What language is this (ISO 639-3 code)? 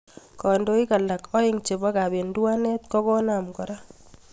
kln